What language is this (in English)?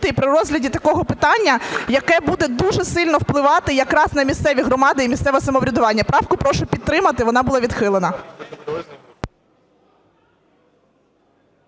Ukrainian